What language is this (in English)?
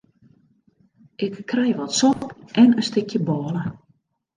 Western Frisian